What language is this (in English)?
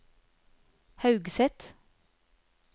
Norwegian